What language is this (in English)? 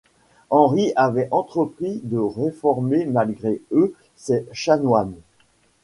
French